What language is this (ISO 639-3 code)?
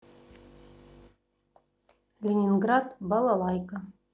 rus